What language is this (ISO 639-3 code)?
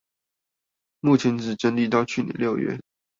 zho